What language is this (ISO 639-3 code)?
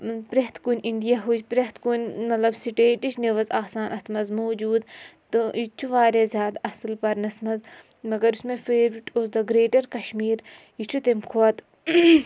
kas